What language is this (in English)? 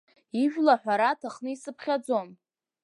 Abkhazian